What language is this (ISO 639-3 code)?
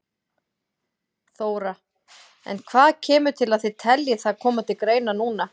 isl